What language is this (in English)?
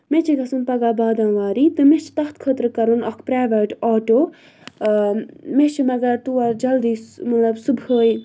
Kashmiri